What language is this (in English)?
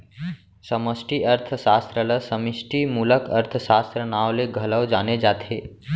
Chhattisgarhi